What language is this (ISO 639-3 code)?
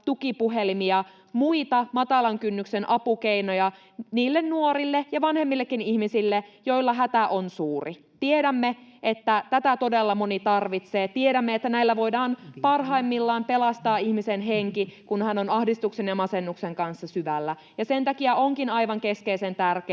fin